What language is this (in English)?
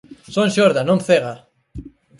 Galician